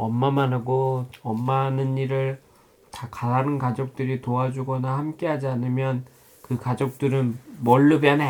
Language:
Korean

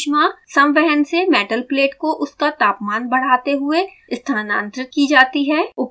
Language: Hindi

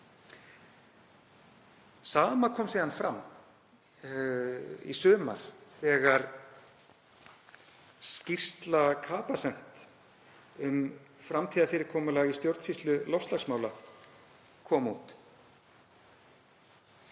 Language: Icelandic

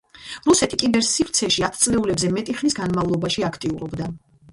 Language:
Georgian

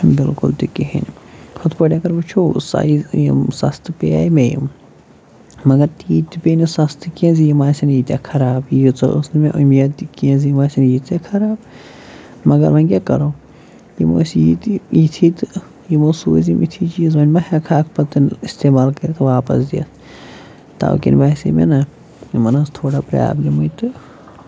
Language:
Kashmiri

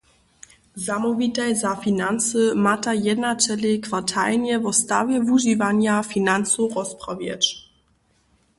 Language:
Upper Sorbian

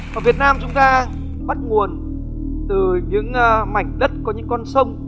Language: Vietnamese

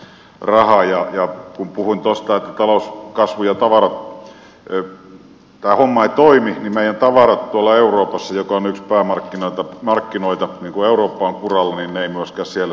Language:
Finnish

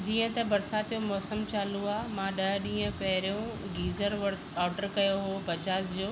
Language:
Sindhi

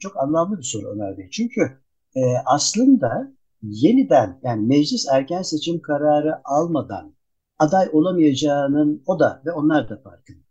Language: Turkish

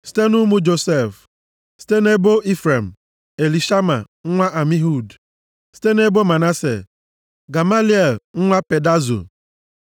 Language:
Igbo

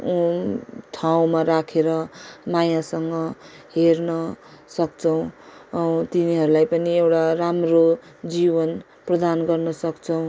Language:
Nepali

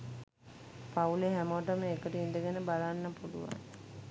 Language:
Sinhala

